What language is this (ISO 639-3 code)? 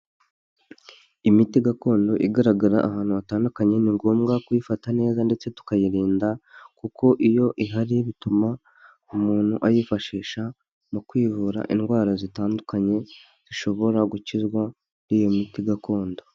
kin